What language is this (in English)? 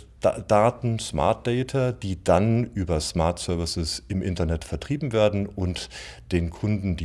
German